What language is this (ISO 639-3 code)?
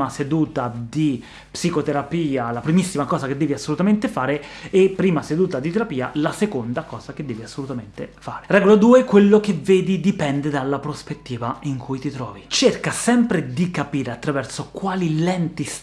ita